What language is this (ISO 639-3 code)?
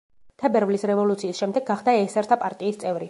kat